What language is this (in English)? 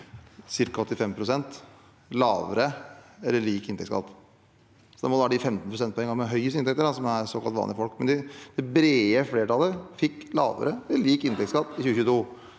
Norwegian